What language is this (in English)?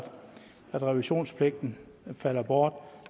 Danish